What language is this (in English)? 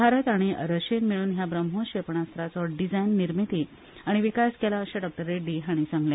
Konkani